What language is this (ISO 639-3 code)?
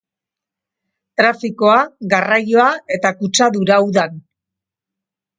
eus